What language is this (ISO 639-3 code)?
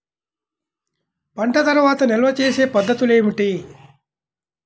tel